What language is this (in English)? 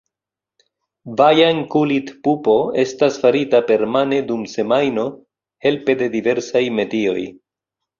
Esperanto